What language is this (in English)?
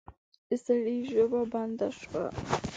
Pashto